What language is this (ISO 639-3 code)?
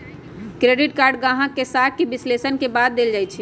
mag